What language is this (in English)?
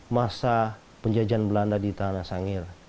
Indonesian